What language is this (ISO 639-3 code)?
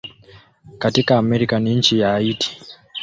swa